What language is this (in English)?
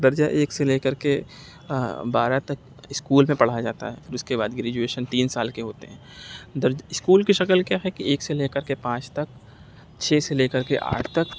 Urdu